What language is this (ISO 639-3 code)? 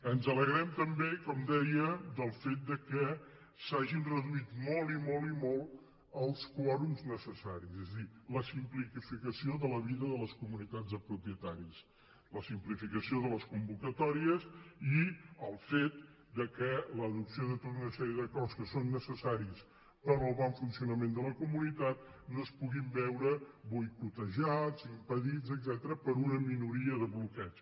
cat